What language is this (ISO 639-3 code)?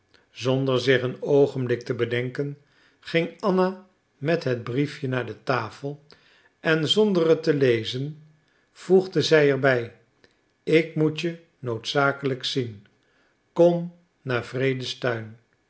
nld